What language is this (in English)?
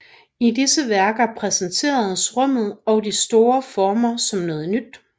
Danish